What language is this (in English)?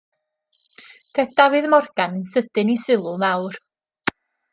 Welsh